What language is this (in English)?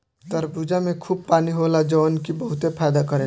Bhojpuri